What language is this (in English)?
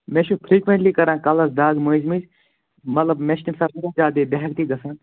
Kashmiri